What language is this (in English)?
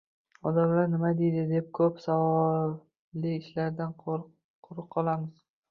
Uzbek